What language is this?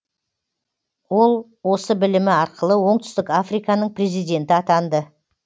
Kazakh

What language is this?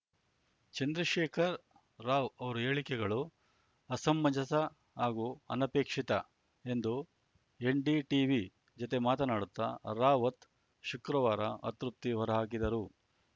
Kannada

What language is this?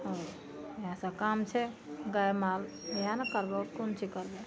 Maithili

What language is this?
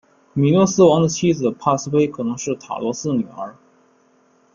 Chinese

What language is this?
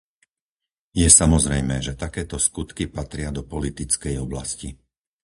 Slovak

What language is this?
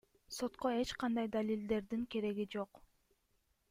Kyrgyz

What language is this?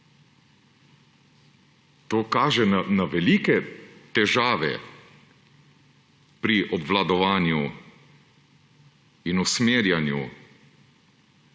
Slovenian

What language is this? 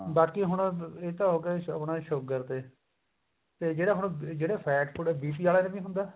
Punjabi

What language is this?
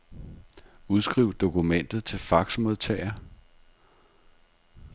Danish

